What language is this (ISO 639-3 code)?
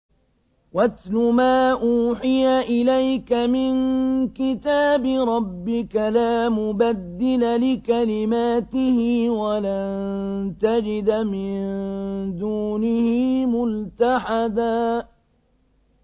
ara